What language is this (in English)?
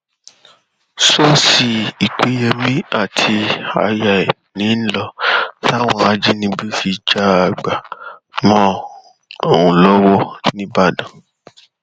Yoruba